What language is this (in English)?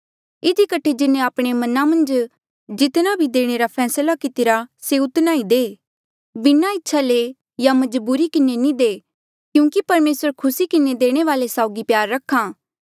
Mandeali